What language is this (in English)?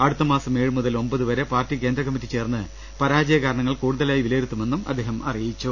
Malayalam